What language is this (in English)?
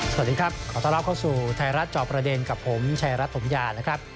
Thai